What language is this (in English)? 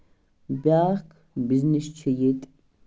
Kashmiri